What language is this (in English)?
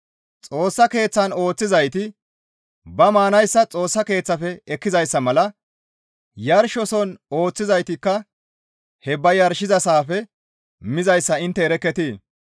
Gamo